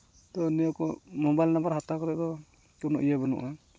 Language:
Santali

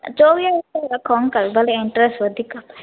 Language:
Sindhi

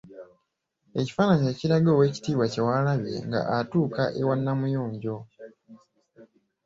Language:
Ganda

